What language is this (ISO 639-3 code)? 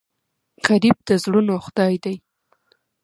pus